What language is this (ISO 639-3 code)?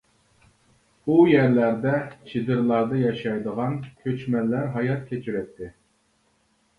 uig